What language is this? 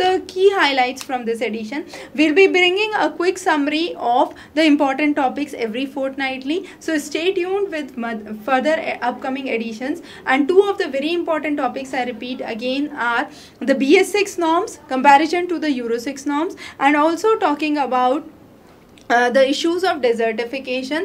English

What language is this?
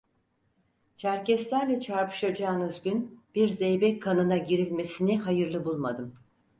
Turkish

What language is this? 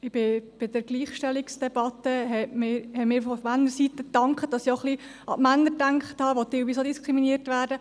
Swiss German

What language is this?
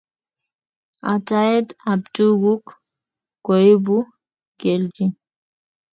Kalenjin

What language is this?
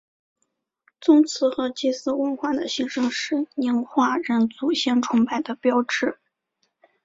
Chinese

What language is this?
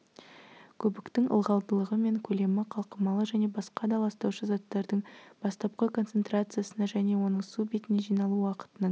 Kazakh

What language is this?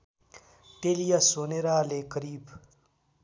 Nepali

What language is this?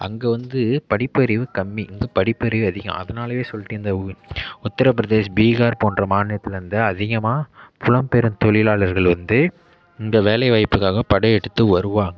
Tamil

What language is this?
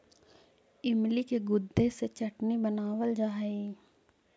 Magahi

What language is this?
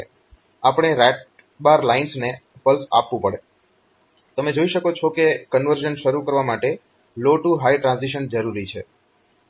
Gujarati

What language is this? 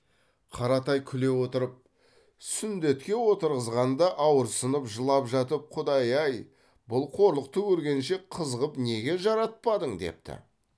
Kazakh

